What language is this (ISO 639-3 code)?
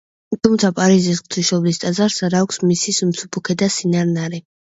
kat